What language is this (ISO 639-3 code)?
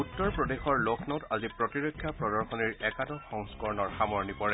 asm